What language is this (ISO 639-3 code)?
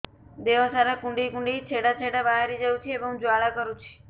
ori